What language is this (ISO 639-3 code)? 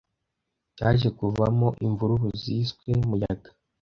kin